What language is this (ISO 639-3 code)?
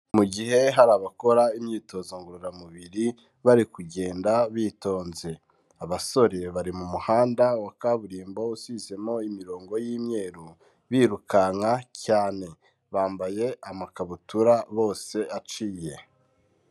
kin